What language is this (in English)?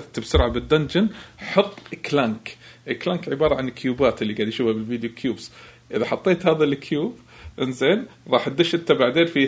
Arabic